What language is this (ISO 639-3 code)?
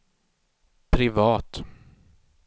swe